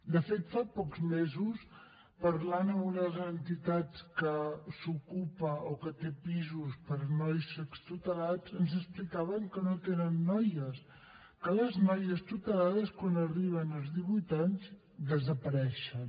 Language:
Catalan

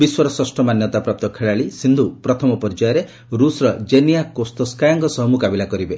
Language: Odia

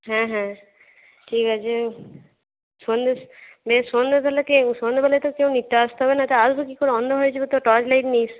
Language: Bangla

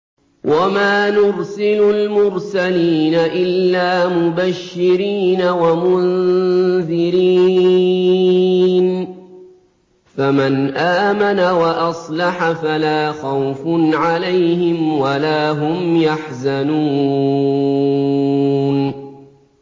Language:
Arabic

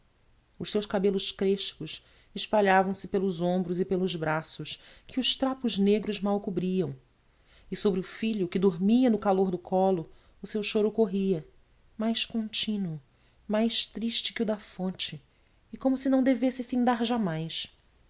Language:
Portuguese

